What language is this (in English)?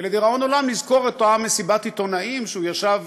Hebrew